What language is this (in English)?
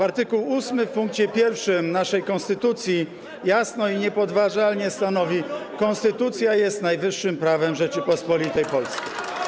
Polish